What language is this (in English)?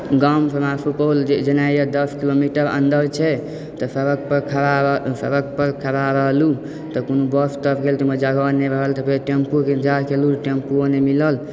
Maithili